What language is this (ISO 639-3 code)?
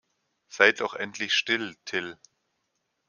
deu